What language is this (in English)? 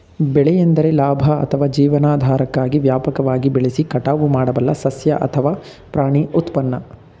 Kannada